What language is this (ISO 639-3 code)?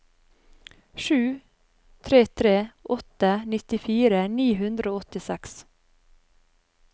nor